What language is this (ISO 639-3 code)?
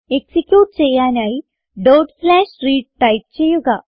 mal